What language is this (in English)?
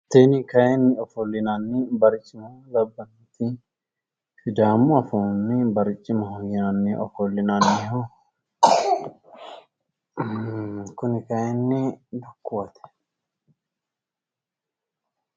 Sidamo